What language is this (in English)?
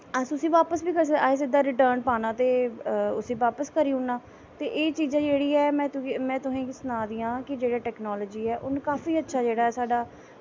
Dogri